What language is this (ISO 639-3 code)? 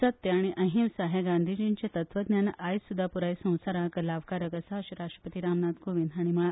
kok